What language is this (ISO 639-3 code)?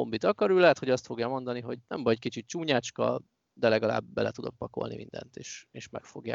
hun